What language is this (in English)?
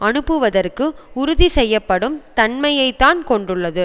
Tamil